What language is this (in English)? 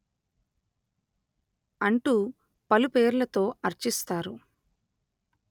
Telugu